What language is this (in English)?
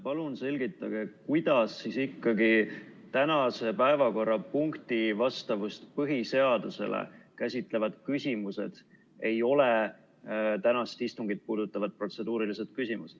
Estonian